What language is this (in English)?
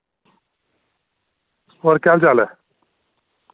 Dogri